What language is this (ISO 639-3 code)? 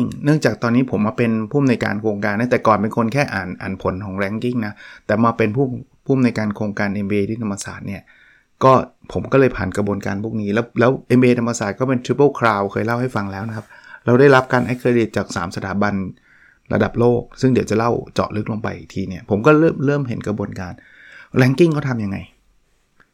tha